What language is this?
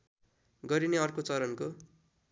Nepali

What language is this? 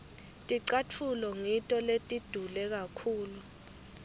Swati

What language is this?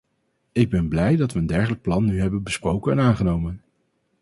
Dutch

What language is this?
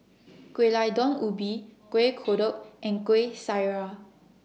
English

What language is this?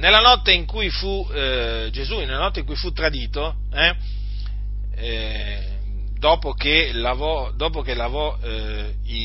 Italian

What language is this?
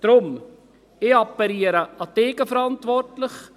Swiss German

